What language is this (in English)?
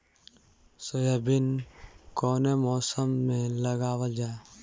Bhojpuri